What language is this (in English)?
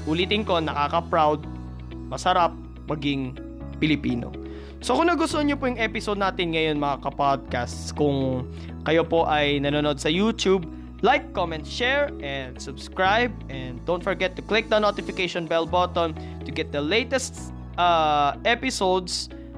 Filipino